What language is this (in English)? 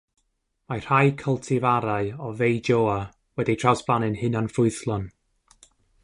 Welsh